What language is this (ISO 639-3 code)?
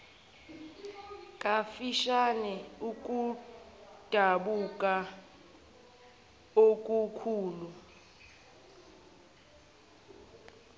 zul